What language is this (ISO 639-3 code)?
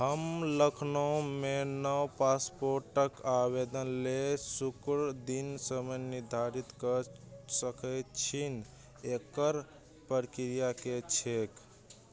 mai